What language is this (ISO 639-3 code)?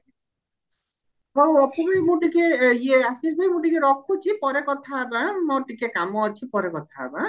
ori